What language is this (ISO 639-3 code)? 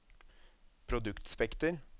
nor